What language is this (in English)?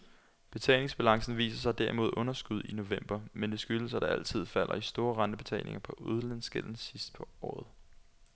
Danish